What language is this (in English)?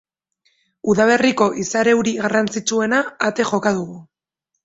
Basque